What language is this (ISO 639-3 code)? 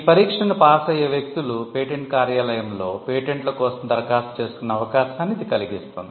tel